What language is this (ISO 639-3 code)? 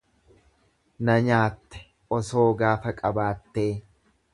orm